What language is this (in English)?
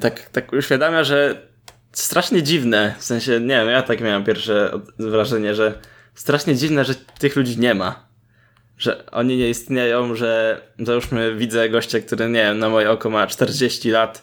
Polish